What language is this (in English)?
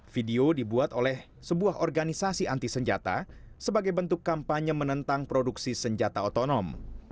Indonesian